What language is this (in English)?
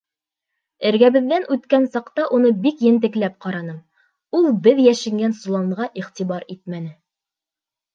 Bashkir